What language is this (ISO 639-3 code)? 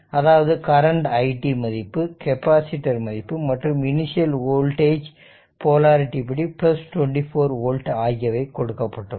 tam